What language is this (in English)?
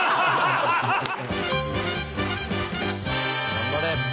Japanese